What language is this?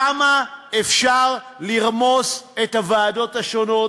Hebrew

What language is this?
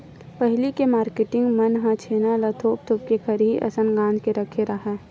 Chhattisgarhi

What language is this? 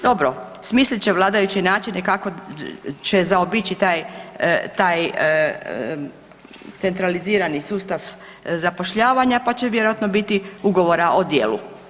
Croatian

